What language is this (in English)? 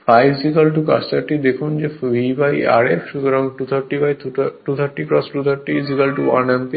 Bangla